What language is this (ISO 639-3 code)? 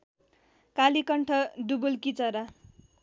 nep